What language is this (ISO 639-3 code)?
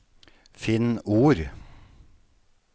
nor